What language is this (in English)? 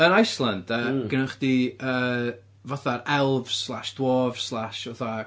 Welsh